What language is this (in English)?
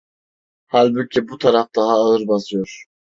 Turkish